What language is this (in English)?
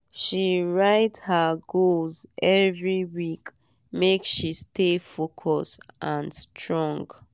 Nigerian Pidgin